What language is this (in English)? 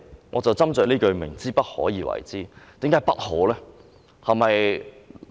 Cantonese